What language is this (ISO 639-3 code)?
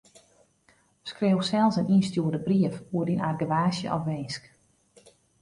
fry